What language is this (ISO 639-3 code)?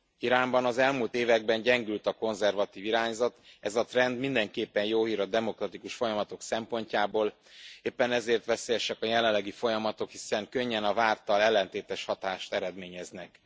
hun